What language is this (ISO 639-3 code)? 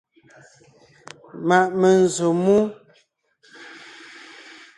nnh